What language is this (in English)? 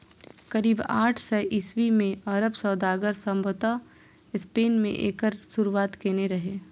Maithili